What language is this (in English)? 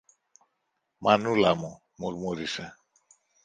Greek